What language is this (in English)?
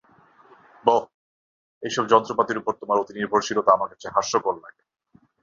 Bangla